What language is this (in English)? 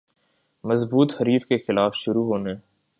Urdu